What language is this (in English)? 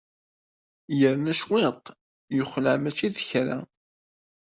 Kabyle